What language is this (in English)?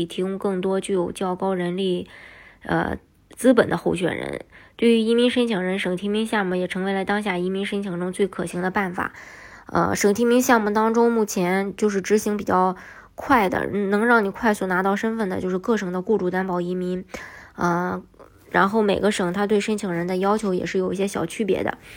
Chinese